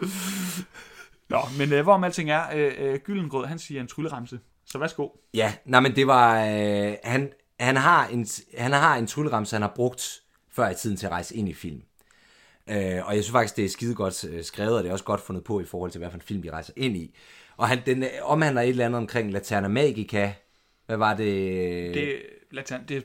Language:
Danish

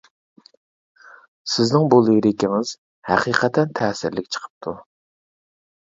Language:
Uyghur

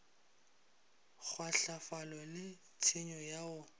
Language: Northern Sotho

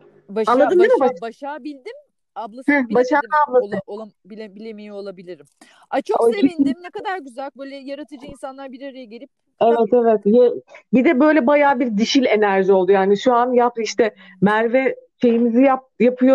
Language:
Turkish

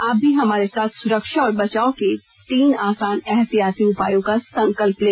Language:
Hindi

